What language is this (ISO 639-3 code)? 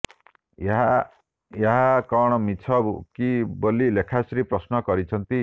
ori